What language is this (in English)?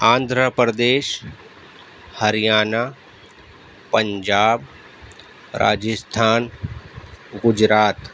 Urdu